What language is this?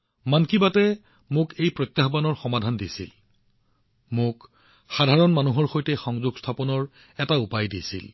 Assamese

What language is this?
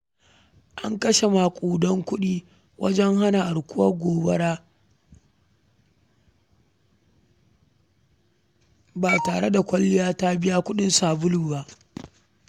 Hausa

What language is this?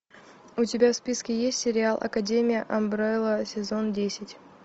Russian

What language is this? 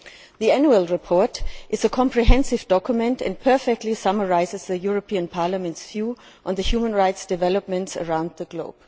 English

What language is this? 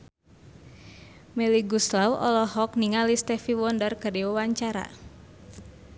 Sundanese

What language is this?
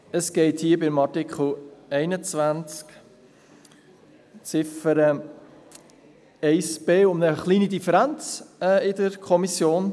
Swiss German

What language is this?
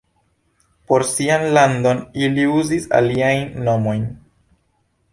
Esperanto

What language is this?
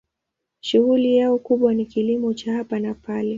Swahili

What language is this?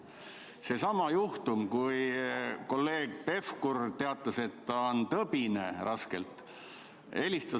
Estonian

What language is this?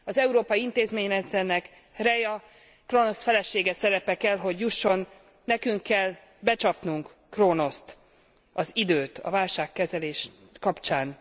Hungarian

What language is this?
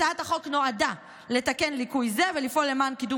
Hebrew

